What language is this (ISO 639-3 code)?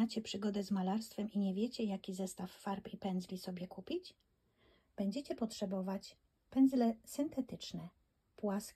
pol